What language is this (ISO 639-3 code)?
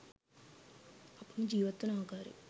sin